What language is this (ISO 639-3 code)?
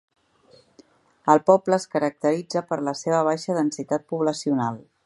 cat